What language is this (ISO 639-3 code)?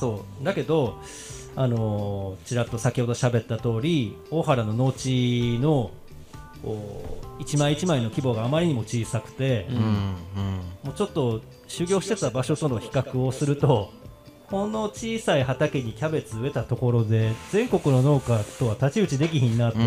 jpn